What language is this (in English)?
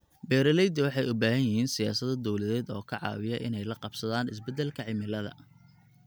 Somali